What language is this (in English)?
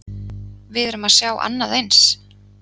Icelandic